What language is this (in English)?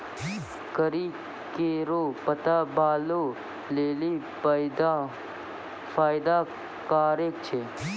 Maithili